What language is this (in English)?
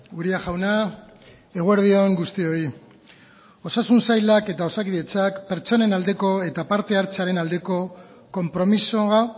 Basque